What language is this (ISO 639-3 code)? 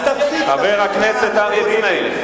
heb